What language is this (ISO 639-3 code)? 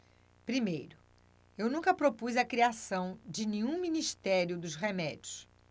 por